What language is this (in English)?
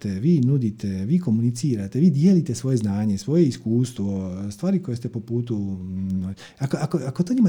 Croatian